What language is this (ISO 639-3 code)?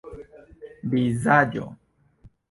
epo